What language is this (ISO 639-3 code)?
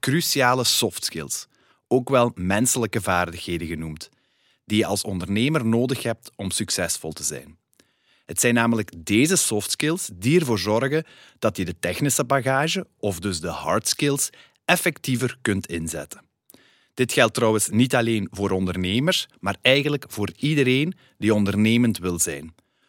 nld